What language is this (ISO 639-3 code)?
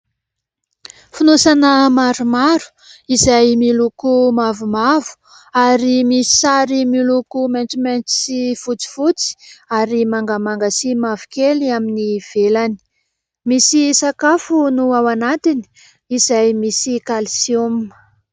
mlg